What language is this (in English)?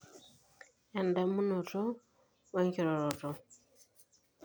Masai